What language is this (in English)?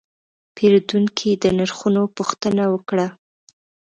Pashto